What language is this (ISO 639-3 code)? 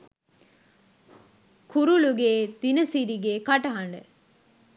sin